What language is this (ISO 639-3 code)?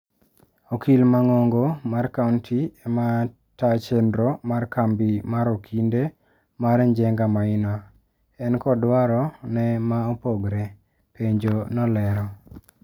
luo